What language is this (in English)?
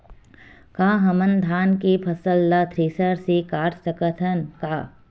Chhattisgarhi